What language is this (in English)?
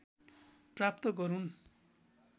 Nepali